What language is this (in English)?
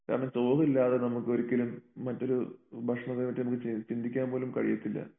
Malayalam